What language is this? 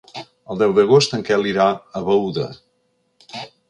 Catalan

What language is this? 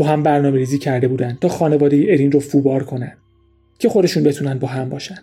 Persian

